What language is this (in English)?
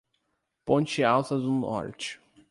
Portuguese